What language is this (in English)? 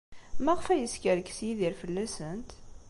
Kabyle